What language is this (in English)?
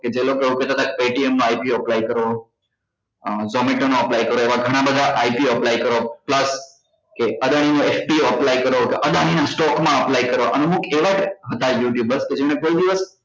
Gujarati